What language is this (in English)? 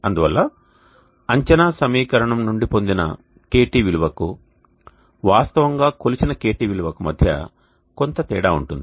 Telugu